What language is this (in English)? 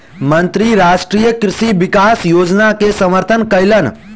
Maithili